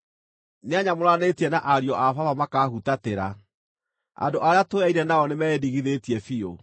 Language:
Kikuyu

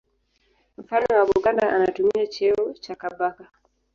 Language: Swahili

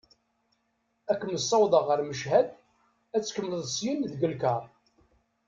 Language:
Kabyle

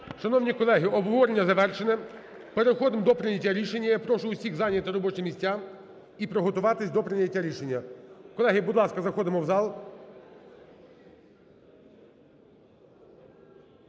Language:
Ukrainian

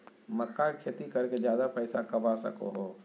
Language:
Magahi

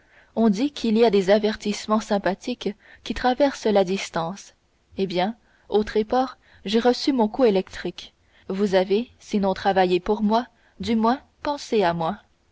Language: French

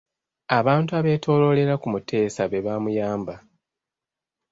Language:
Ganda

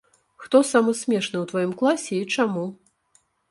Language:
Belarusian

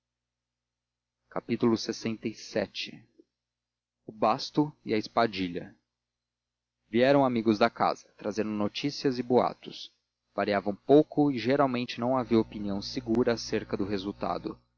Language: Portuguese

